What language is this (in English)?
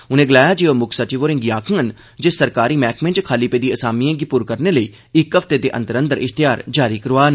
Dogri